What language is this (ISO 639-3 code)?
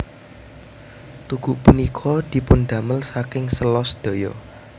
jav